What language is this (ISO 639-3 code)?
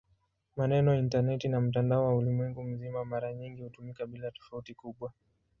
swa